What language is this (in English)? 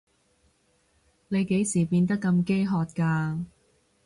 Cantonese